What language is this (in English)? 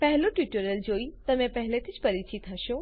Gujarati